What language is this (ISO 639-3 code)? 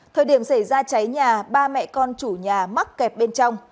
vie